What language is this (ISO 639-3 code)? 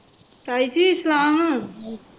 pan